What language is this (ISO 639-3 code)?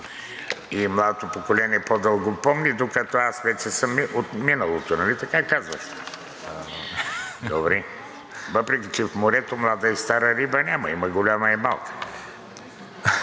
bul